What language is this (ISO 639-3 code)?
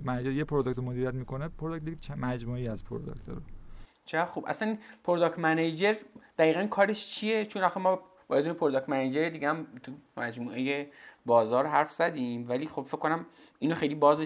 fas